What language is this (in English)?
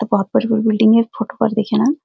Garhwali